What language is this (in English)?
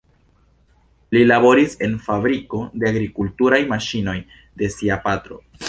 Esperanto